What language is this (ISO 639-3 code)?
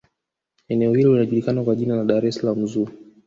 swa